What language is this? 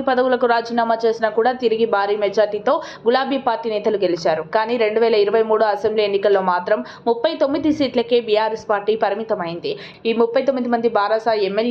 Telugu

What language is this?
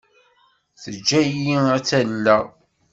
Kabyle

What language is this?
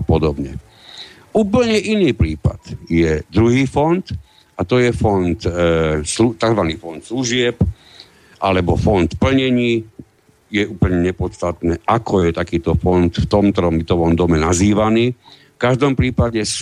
Slovak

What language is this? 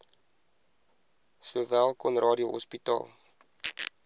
Afrikaans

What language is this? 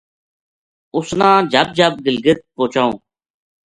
Gujari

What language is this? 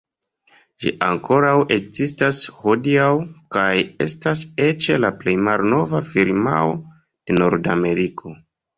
Esperanto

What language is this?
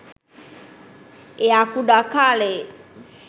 Sinhala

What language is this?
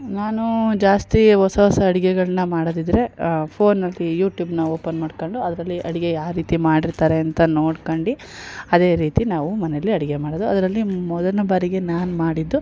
Kannada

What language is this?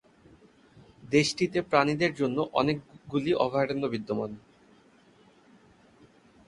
Bangla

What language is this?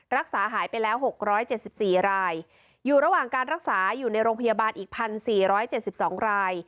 Thai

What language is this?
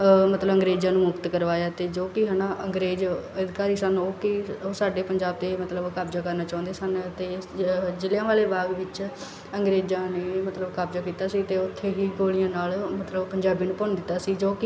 Punjabi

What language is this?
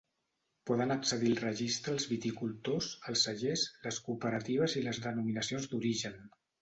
Catalan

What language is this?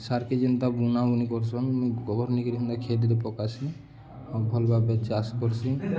Odia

